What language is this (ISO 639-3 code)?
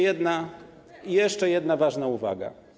pol